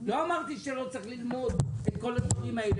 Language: Hebrew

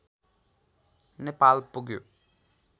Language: Nepali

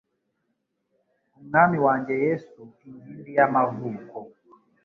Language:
Kinyarwanda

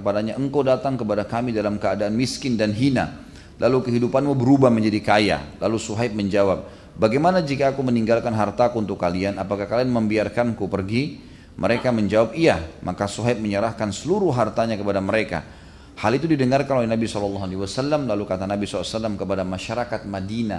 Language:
Indonesian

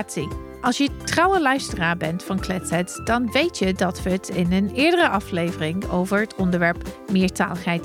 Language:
Dutch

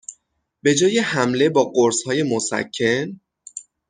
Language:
Persian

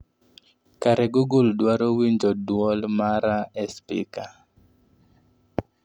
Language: Luo (Kenya and Tanzania)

